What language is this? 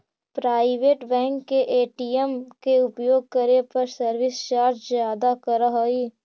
Magahi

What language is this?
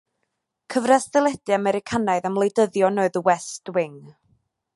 Welsh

